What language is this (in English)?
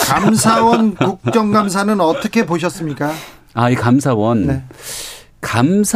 Korean